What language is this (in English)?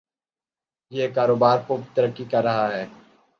Urdu